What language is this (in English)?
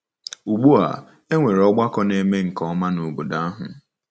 Igbo